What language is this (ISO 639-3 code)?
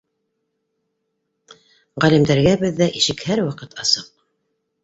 bak